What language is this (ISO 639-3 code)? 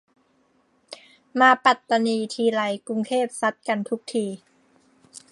tha